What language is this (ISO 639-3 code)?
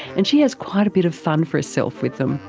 eng